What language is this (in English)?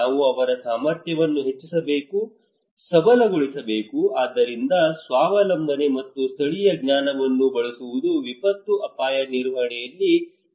Kannada